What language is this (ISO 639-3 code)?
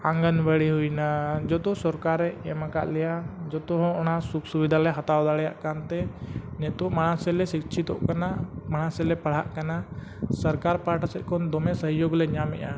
sat